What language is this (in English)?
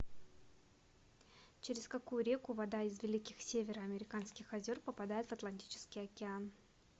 Russian